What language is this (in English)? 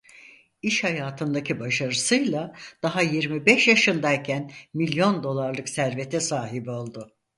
Turkish